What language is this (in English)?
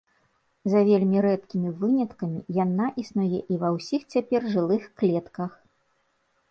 Belarusian